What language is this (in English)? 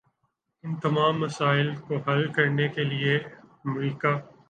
Urdu